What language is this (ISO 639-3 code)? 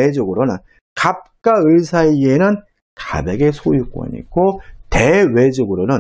kor